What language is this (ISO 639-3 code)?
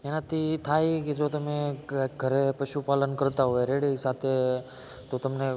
guj